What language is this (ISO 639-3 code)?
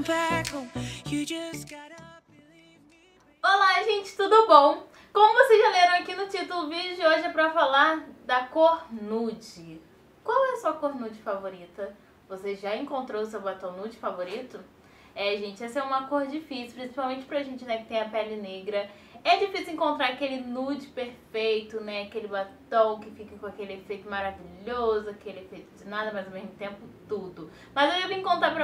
por